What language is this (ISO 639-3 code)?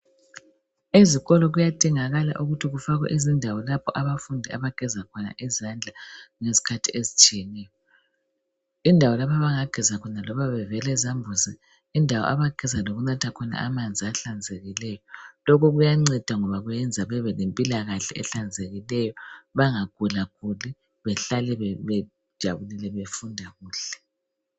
nde